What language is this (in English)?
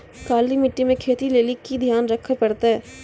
Maithili